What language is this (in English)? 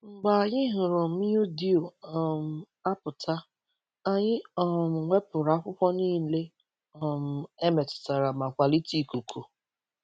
Igbo